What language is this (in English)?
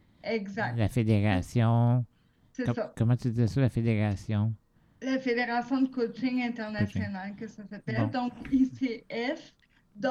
French